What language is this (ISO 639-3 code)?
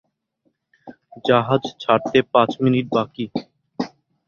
ben